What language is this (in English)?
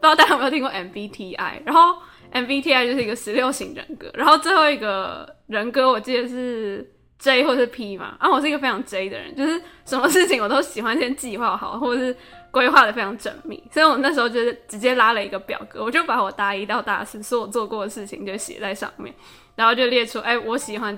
Chinese